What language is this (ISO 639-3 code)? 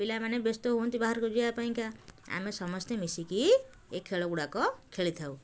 ori